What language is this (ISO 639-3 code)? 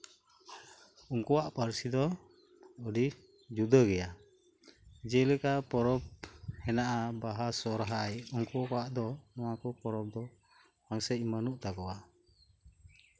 sat